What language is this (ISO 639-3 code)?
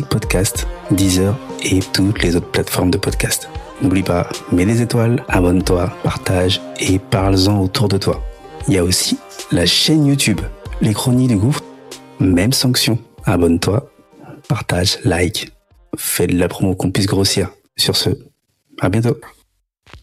fra